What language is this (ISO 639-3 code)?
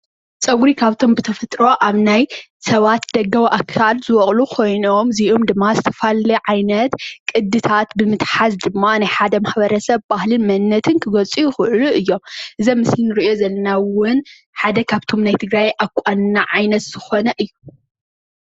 tir